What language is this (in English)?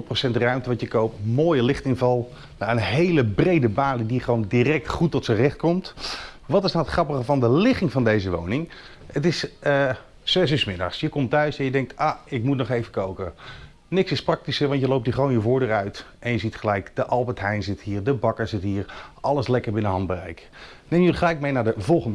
Dutch